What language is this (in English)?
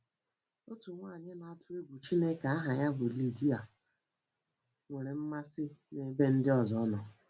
Igbo